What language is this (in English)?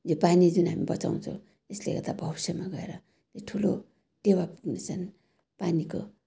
Nepali